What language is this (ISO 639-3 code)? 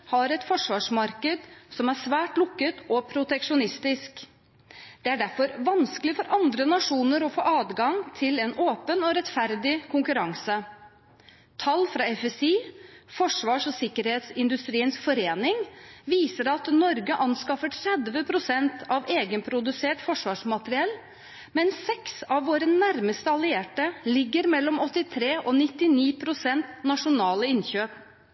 nob